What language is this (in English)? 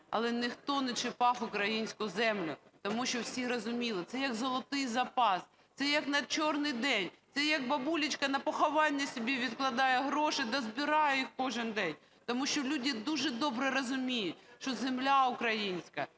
Ukrainian